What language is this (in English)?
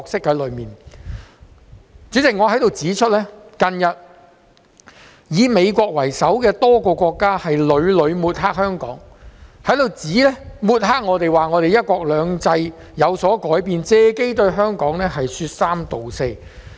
Cantonese